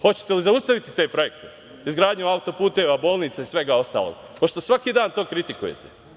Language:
Serbian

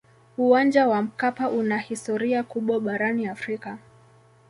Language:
Swahili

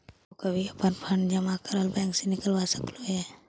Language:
Magahi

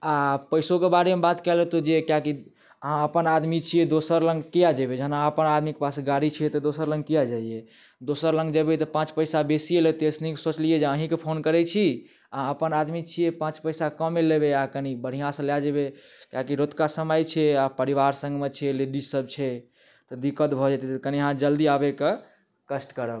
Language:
Maithili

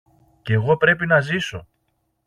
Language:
Greek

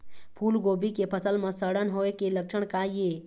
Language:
Chhattisgarhi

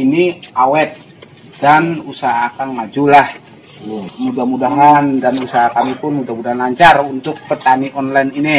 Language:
Indonesian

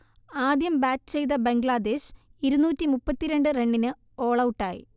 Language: Malayalam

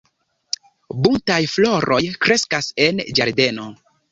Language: Esperanto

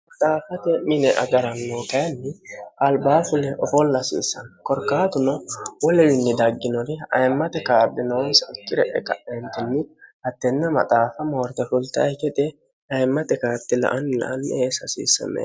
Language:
Sidamo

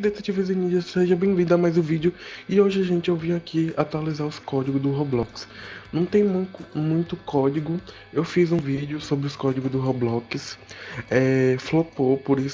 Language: Portuguese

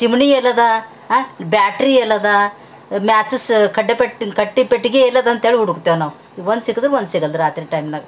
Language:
Kannada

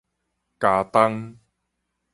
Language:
Min Nan Chinese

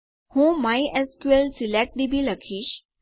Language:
Gujarati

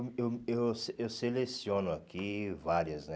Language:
Portuguese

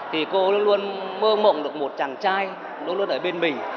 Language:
Vietnamese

